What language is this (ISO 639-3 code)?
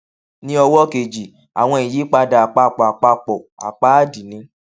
yor